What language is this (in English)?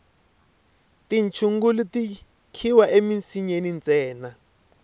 Tsonga